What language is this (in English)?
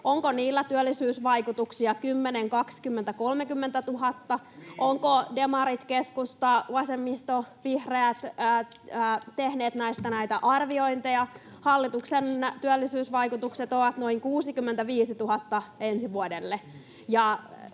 Finnish